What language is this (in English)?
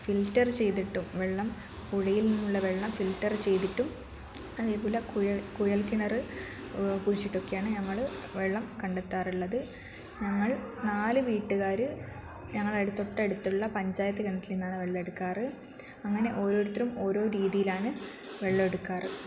Malayalam